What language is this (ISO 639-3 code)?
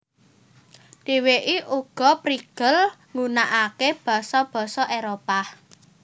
jav